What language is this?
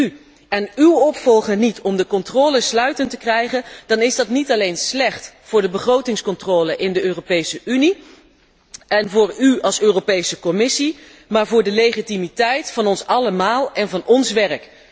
Dutch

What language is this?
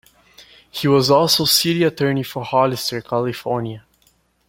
English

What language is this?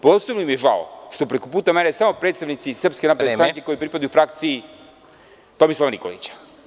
Serbian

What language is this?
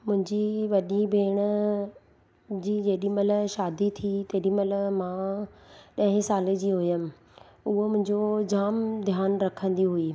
Sindhi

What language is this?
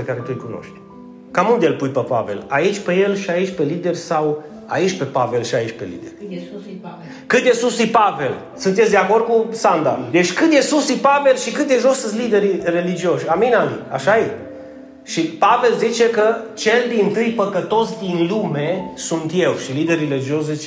Romanian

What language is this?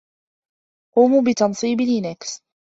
Arabic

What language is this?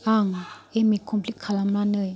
Bodo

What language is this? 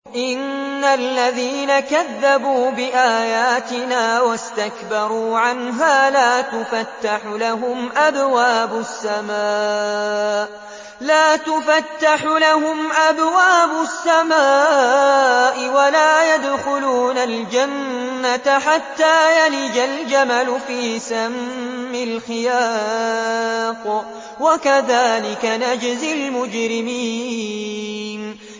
Arabic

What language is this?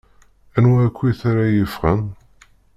Kabyle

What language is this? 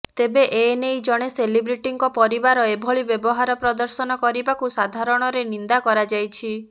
Odia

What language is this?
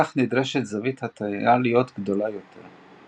Hebrew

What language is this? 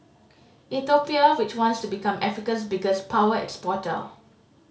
English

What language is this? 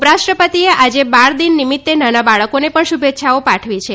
Gujarati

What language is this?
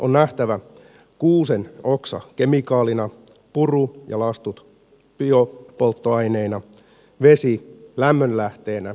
Finnish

